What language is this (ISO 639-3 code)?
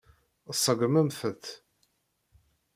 kab